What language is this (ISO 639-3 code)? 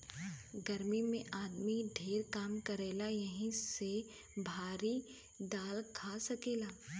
bho